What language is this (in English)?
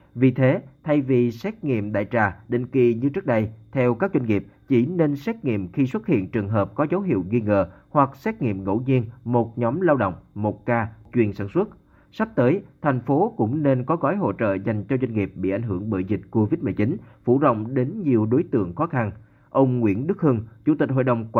Vietnamese